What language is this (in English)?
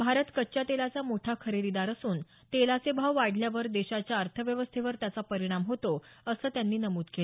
Marathi